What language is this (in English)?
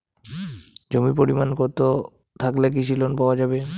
Bangla